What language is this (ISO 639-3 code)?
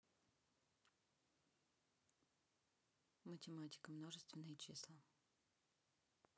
rus